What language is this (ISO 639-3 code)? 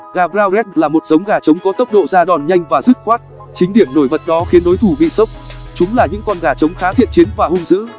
vie